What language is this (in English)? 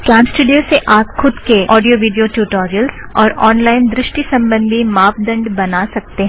Hindi